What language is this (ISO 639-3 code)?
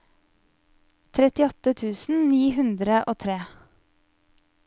nor